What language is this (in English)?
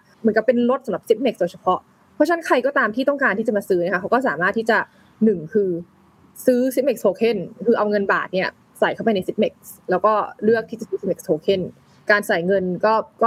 Thai